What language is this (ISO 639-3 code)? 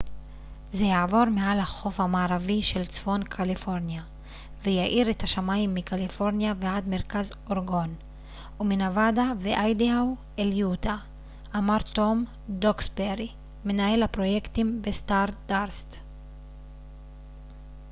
heb